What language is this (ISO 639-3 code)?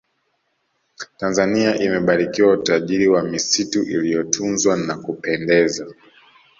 swa